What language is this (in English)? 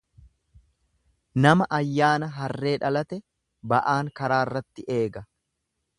Oromo